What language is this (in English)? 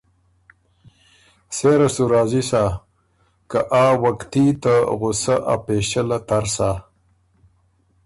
Ormuri